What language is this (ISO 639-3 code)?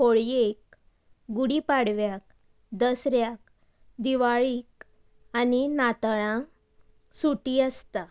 kok